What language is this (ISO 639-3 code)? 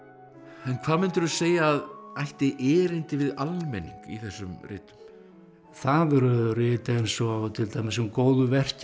isl